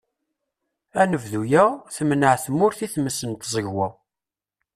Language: Kabyle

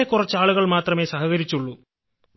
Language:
Malayalam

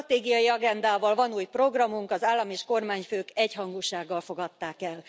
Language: Hungarian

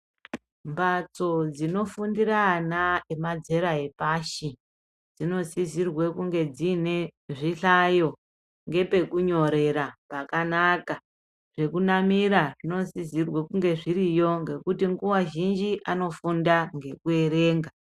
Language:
Ndau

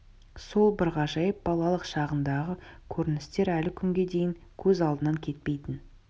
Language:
Kazakh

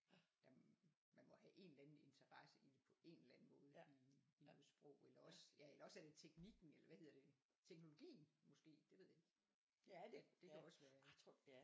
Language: Danish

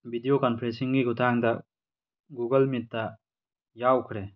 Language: Manipuri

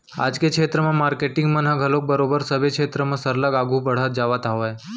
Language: Chhattisgarhi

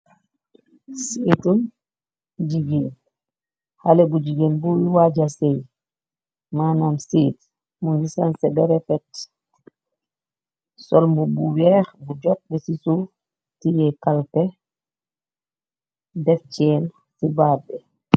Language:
Wolof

